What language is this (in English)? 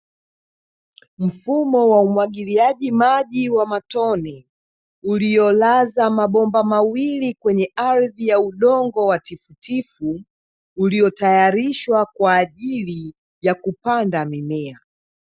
Swahili